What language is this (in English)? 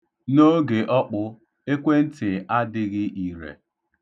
Igbo